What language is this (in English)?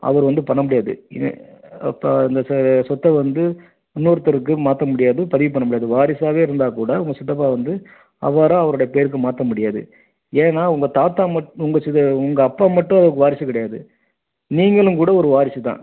Tamil